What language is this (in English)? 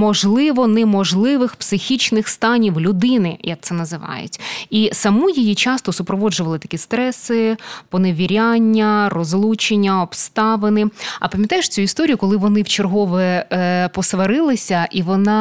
Ukrainian